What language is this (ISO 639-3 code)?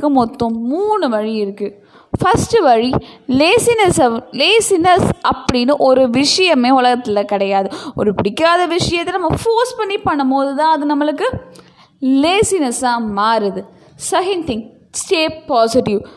tam